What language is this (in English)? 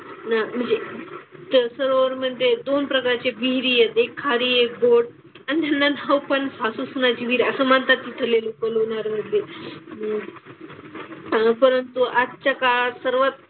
Marathi